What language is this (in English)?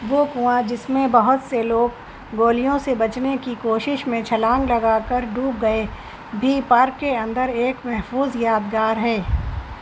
Urdu